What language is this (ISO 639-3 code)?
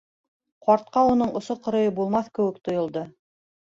bak